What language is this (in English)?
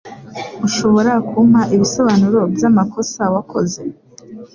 Kinyarwanda